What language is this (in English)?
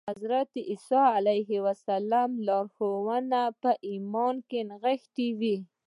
Pashto